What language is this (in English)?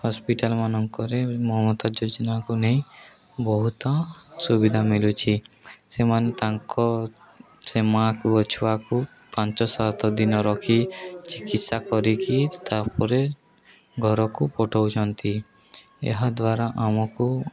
Odia